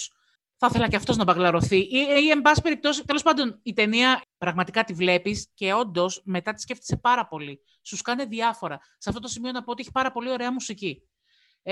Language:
Greek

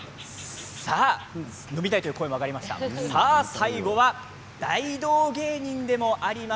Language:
Japanese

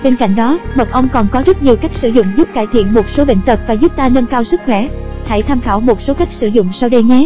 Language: Vietnamese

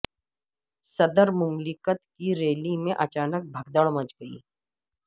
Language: Urdu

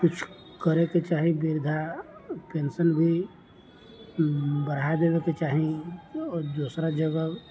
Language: Maithili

